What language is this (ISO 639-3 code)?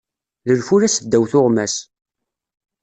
kab